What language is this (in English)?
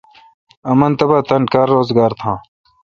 Kalkoti